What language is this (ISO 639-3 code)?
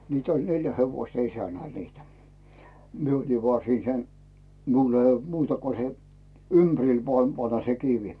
fin